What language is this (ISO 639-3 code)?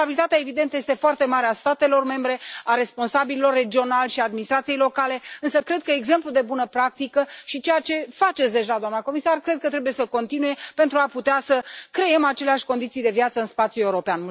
ron